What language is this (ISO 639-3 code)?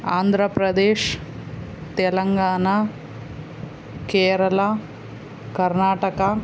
tel